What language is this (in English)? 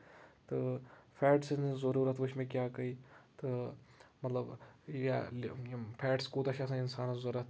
Kashmiri